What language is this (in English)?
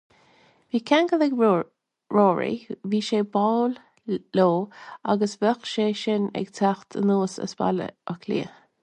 Irish